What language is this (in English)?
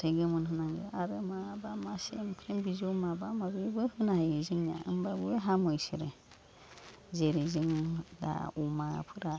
Bodo